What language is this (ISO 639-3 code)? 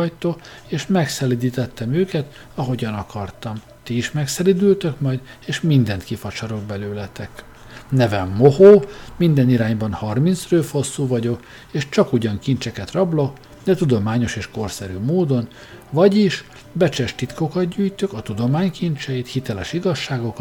hun